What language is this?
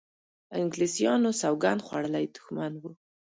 Pashto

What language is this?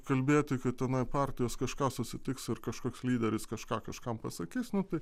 Lithuanian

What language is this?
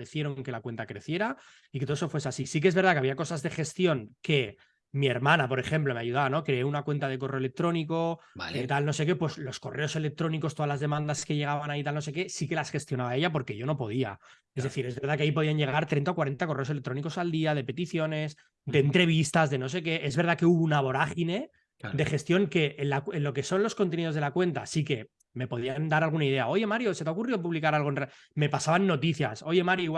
Spanish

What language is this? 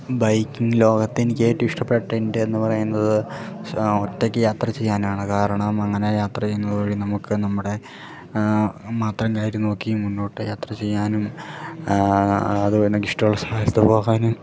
Malayalam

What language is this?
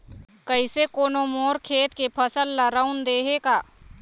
Chhattisgarhi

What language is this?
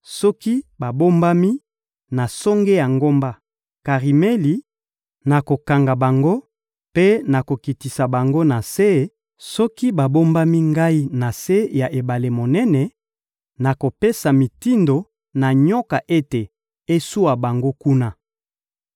Lingala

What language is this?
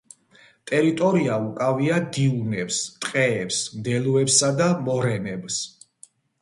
Georgian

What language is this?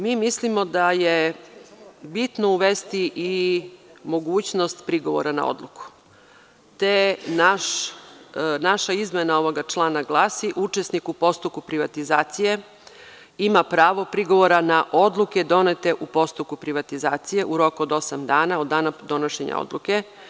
Serbian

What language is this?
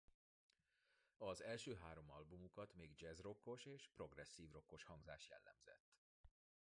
Hungarian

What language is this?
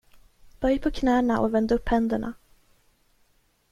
Swedish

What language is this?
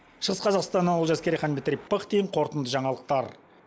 Kazakh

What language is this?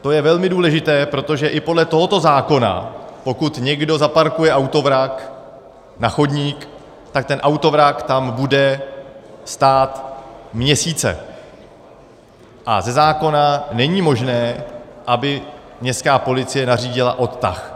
Czech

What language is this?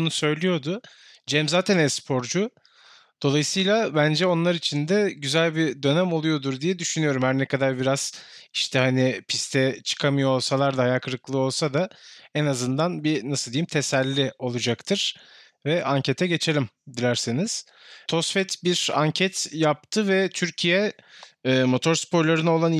Turkish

